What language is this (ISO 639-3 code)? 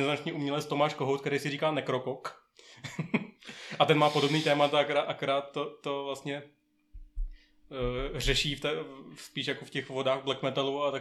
ces